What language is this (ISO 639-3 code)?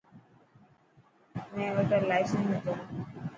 mki